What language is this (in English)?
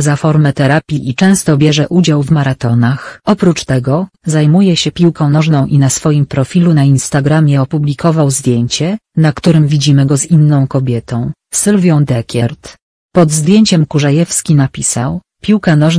Polish